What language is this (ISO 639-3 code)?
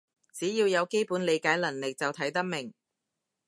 yue